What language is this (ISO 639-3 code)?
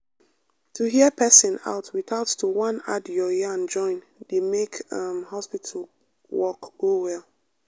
pcm